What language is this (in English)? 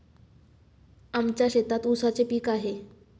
Marathi